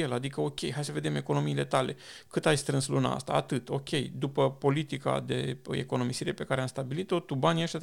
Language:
Romanian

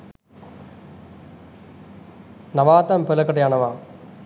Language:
Sinhala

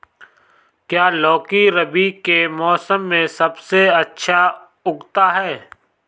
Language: Hindi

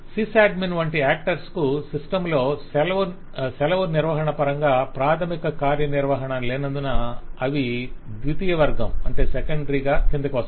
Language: Telugu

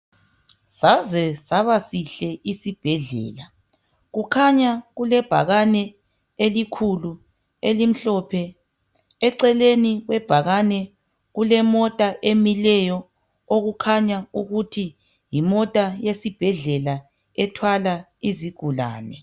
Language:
North Ndebele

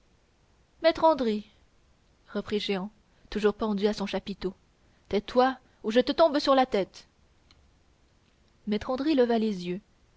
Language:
French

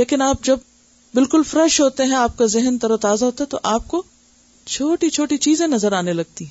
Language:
Urdu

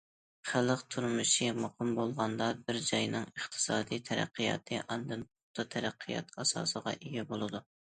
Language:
Uyghur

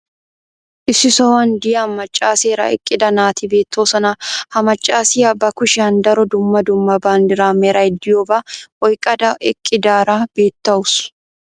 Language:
Wolaytta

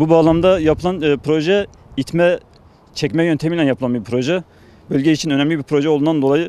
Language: Turkish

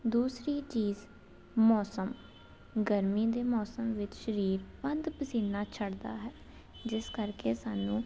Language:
Punjabi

